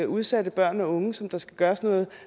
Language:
Danish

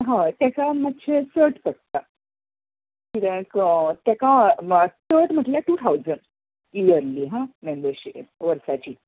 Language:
Konkani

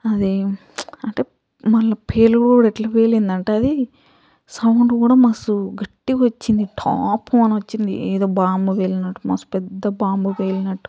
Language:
Telugu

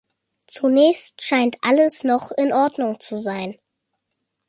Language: German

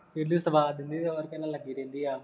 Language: Punjabi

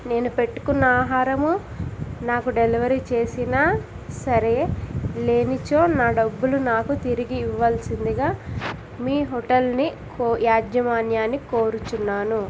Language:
Telugu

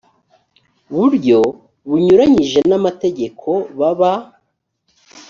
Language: Kinyarwanda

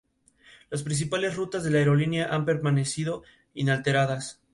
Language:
Spanish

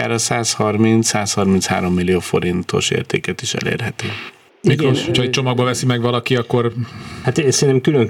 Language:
Hungarian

